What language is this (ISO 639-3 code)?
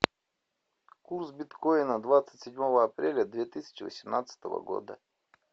rus